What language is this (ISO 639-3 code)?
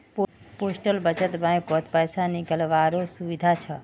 mag